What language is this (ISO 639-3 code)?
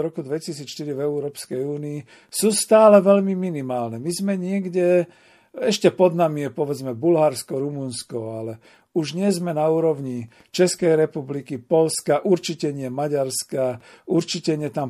slk